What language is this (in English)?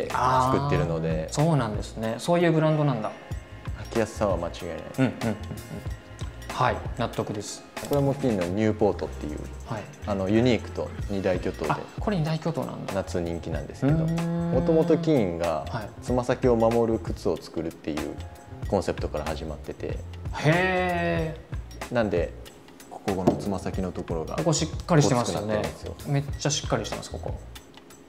Japanese